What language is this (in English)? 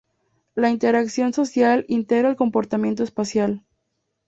Spanish